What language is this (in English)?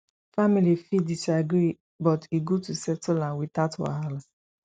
Nigerian Pidgin